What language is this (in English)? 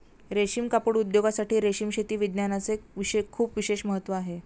Marathi